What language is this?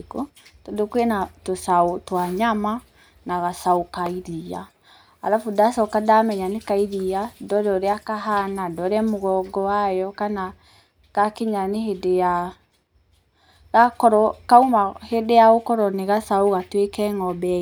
Kikuyu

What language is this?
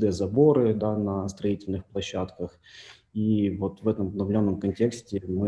Russian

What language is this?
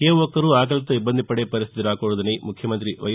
Telugu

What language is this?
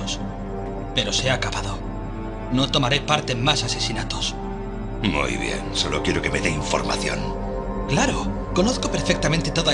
Spanish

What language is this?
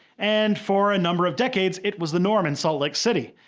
English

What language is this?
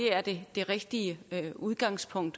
Danish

